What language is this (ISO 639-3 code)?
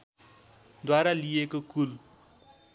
nep